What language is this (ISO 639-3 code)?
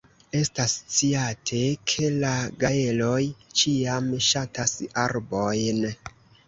epo